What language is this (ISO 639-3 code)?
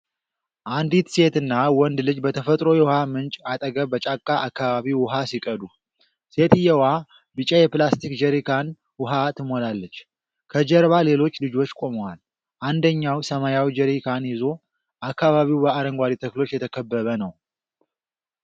amh